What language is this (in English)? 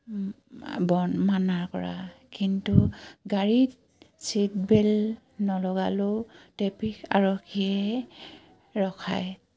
Assamese